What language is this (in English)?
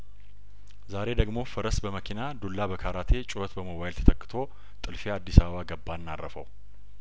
Amharic